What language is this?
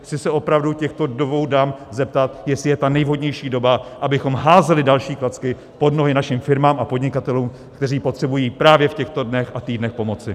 Czech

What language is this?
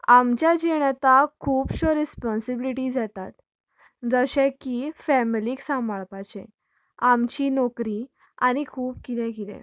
Konkani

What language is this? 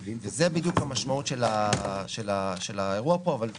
Hebrew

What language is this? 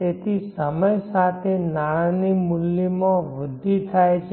Gujarati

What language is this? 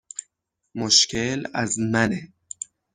Persian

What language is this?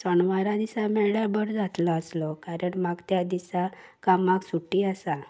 Konkani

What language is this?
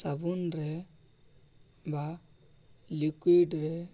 Odia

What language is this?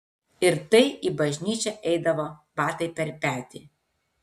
Lithuanian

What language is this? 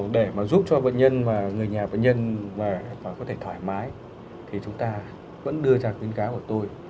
Vietnamese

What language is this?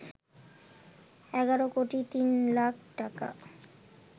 Bangla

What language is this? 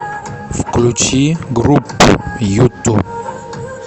Russian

